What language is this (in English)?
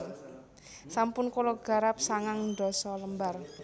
Javanese